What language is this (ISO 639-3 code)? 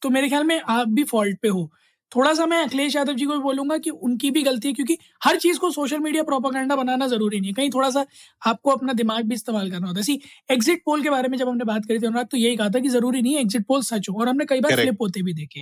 hin